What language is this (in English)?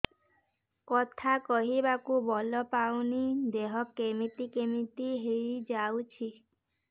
Odia